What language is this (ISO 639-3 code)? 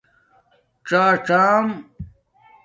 dmk